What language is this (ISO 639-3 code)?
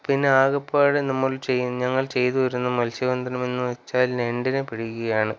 mal